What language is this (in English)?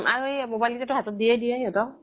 Assamese